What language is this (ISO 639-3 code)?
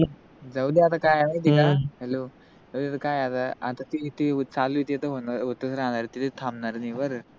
mar